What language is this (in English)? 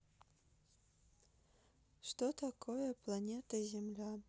Russian